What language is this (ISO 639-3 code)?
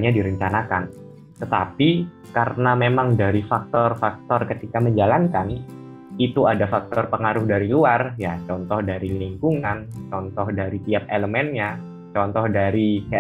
ind